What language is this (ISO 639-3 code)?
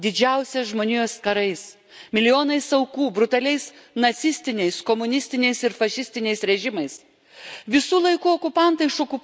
lit